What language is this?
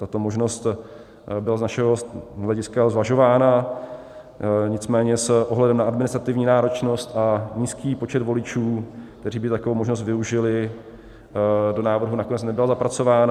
Czech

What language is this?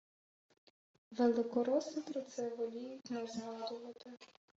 Ukrainian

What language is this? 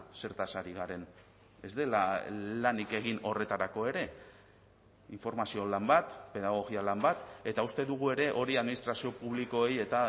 Basque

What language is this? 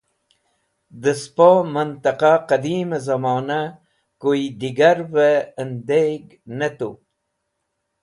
Wakhi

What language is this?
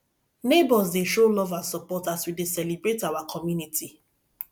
Nigerian Pidgin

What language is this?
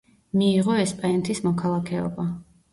Georgian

